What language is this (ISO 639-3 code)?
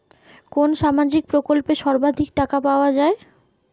ben